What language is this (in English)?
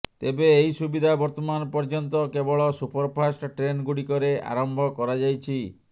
Odia